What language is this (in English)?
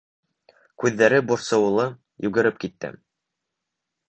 Bashkir